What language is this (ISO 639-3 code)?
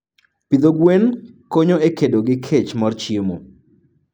luo